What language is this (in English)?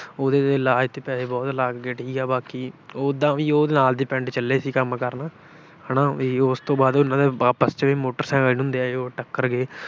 Punjabi